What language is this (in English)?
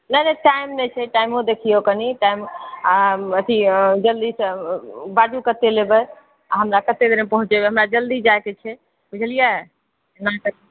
Maithili